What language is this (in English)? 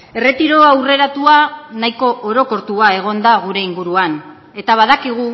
Basque